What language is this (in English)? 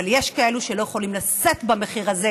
Hebrew